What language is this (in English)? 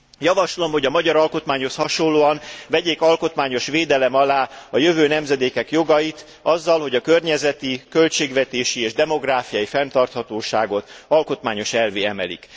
Hungarian